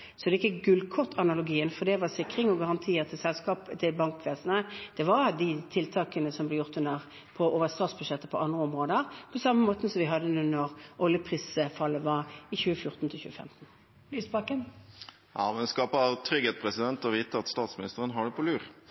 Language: Norwegian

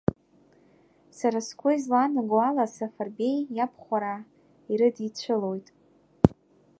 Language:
Abkhazian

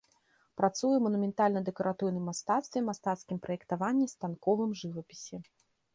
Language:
Belarusian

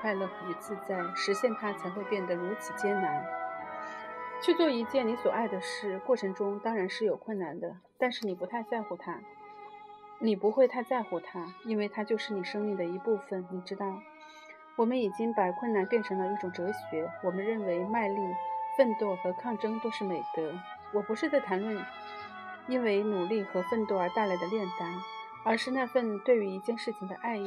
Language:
Chinese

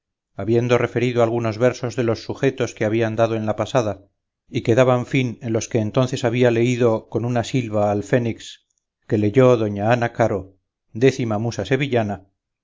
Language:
Spanish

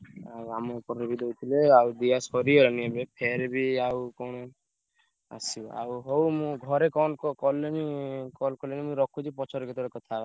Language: Odia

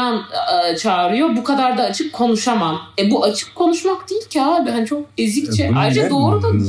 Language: Turkish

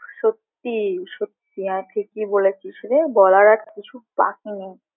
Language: Bangla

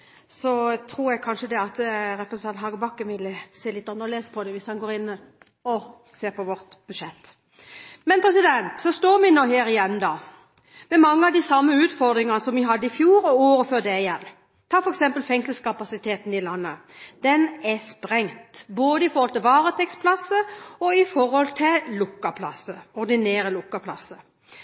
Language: Norwegian Bokmål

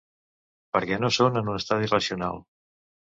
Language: Catalan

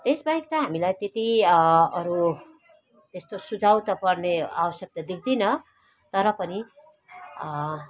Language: Nepali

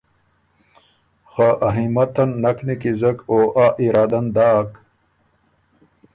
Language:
Ormuri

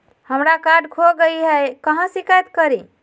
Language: Magahi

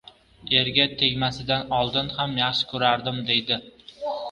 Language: Uzbek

